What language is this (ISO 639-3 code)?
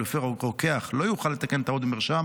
heb